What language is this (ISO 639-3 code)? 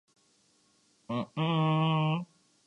urd